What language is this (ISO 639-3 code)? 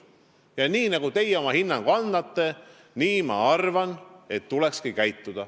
est